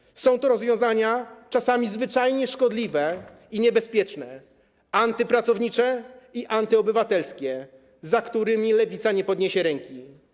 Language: Polish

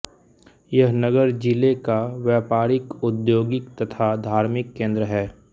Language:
Hindi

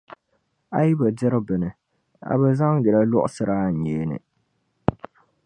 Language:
Dagbani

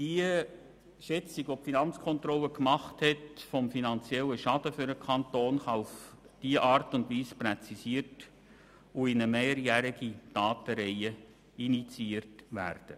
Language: Swiss German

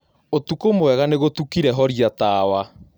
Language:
Kikuyu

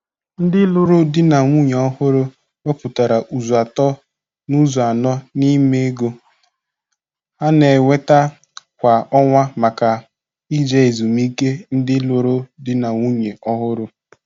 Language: Igbo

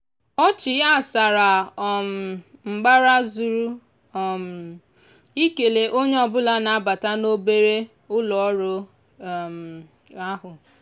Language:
Igbo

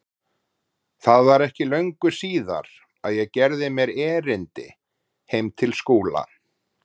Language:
Icelandic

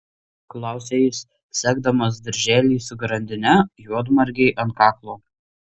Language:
Lithuanian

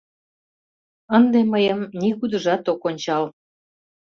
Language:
Mari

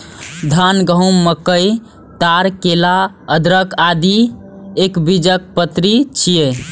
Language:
Maithili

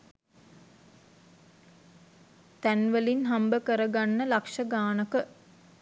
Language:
Sinhala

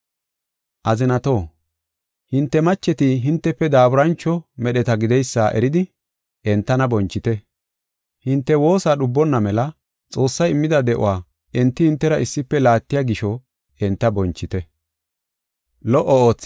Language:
Gofa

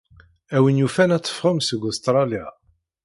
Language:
Kabyle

